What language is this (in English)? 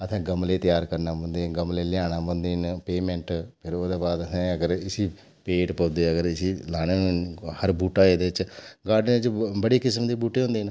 Dogri